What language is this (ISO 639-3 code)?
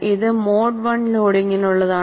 mal